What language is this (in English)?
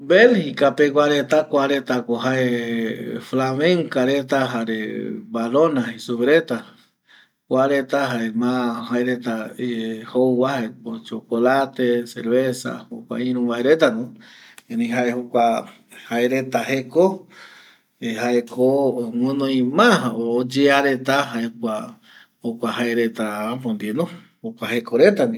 Eastern Bolivian Guaraní